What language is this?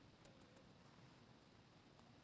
Magahi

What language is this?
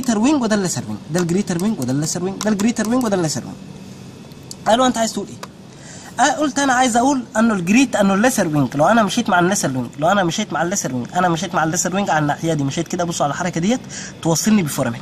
Arabic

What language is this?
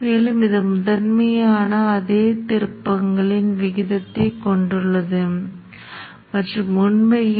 Tamil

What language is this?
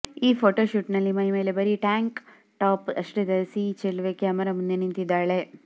Kannada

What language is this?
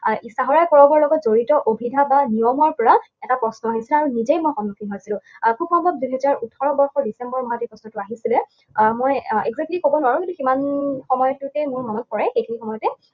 Assamese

